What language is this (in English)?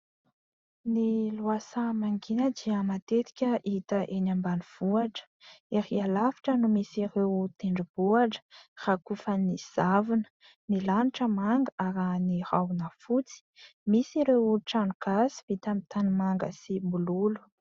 Malagasy